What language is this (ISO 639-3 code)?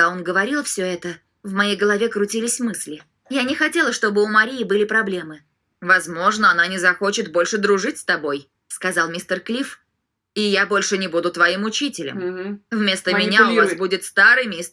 rus